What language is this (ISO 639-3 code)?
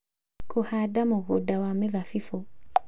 kik